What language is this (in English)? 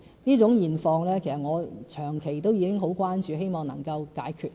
Cantonese